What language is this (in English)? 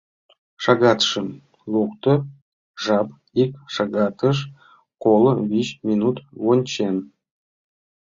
Mari